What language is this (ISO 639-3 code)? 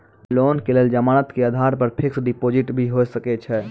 mai